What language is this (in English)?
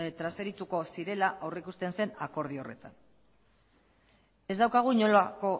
Basque